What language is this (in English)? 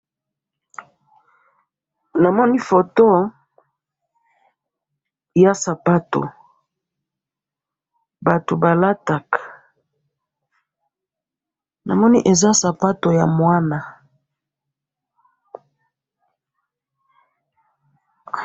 Lingala